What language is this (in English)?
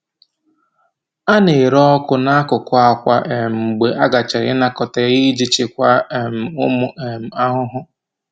Igbo